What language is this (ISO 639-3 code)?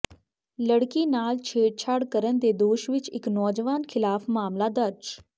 pan